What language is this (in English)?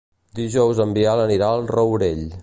Catalan